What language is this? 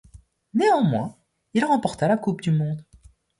French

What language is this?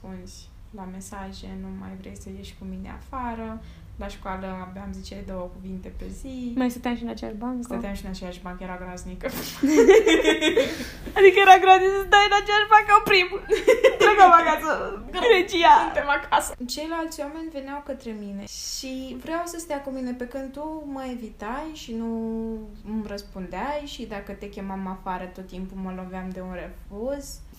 Romanian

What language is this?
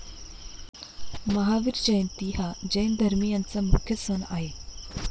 Marathi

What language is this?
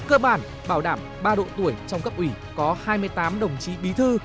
Vietnamese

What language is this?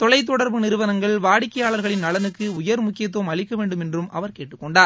Tamil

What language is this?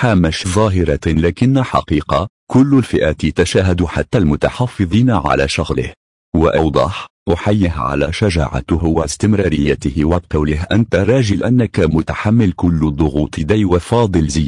Arabic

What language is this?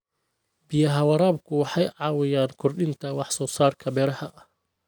Somali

